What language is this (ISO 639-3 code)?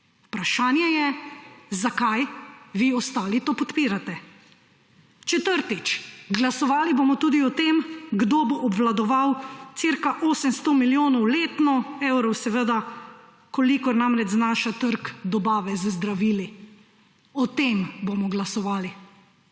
slv